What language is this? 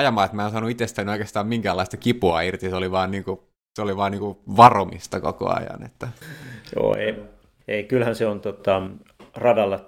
Finnish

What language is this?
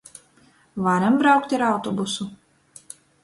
Latgalian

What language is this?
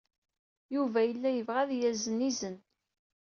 Kabyle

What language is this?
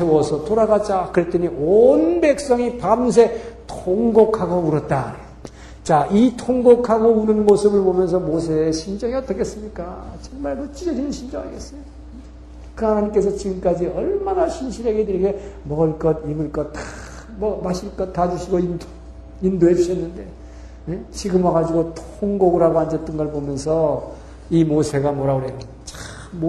Korean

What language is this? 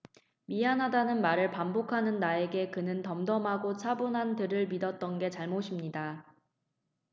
Korean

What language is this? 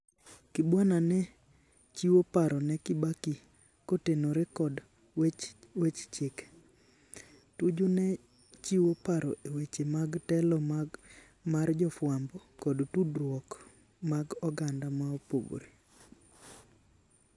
Luo (Kenya and Tanzania)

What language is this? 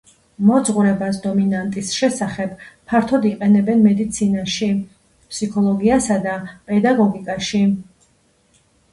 Georgian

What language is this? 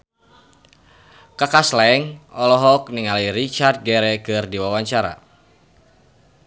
Sundanese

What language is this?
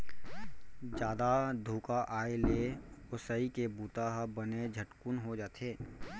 Chhattisgarhi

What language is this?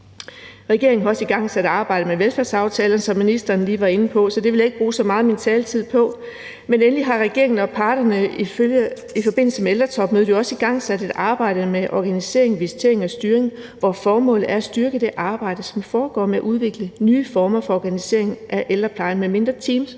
Danish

